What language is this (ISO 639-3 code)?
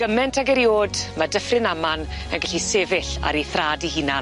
cym